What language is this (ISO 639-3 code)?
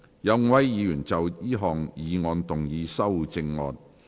yue